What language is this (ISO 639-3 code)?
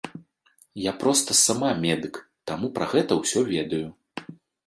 bel